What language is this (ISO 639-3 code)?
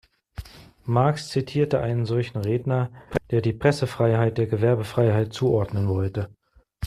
deu